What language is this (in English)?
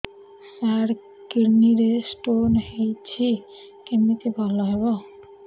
Odia